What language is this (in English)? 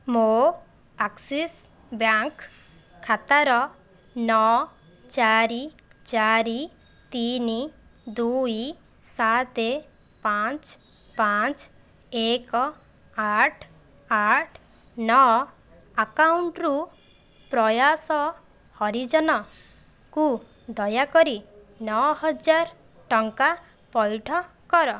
Odia